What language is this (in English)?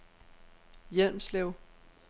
Danish